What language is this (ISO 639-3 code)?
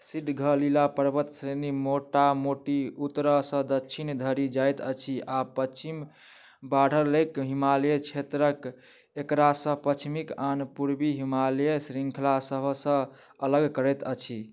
mai